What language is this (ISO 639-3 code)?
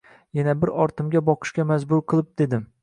uzb